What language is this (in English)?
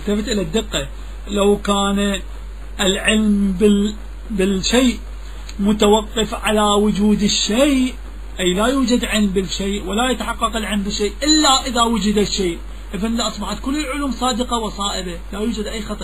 Arabic